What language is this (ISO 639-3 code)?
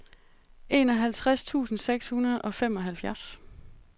dan